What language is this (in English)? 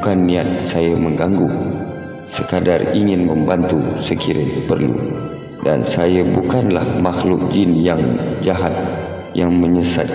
Malay